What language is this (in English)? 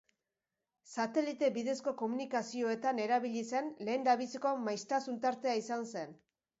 Basque